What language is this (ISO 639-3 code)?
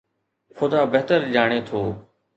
snd